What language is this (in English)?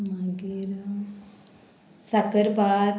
Konkani